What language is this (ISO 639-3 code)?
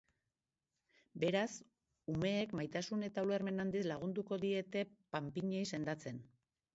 eus